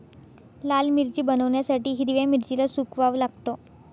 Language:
Marathi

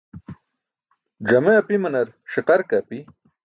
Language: Burushaski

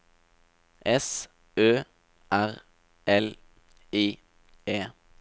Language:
Norwegian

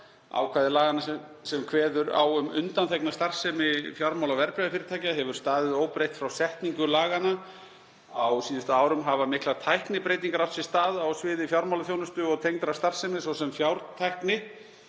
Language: Icelandic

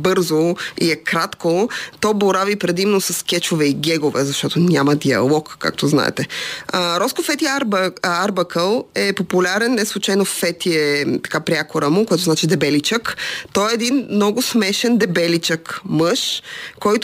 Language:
Bulgarian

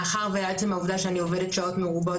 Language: Hebrew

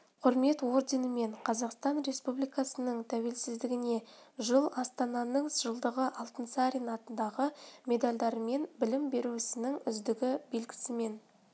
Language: Kazakh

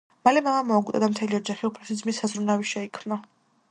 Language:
Georgian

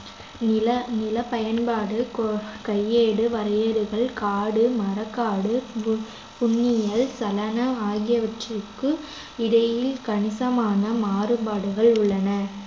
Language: Tamil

